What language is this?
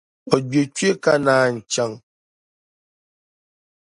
Dagbani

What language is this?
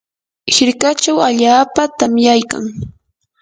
Yanahuanca Pasco Quechua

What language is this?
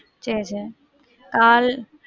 Tamil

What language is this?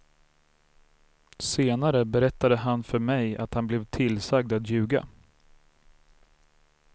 Swedish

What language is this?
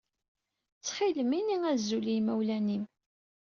Kabyle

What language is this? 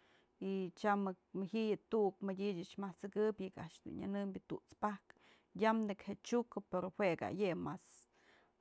Mazatlán Mixe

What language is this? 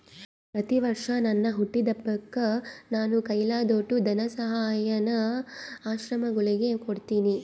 Kannada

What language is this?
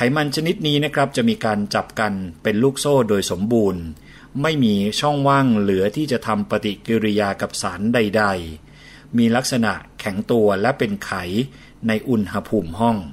Thai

